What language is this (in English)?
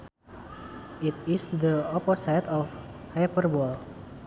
Sundanese